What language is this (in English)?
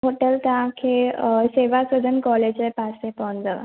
Sindhi